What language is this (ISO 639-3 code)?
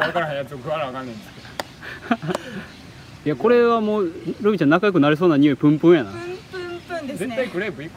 jpn